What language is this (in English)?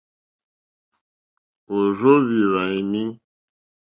Mokpwe